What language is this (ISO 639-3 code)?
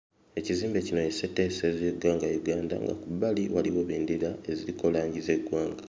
lug